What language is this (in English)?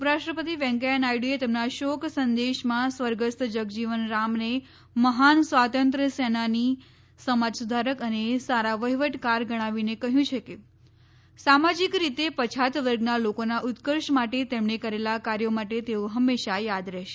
Gujarati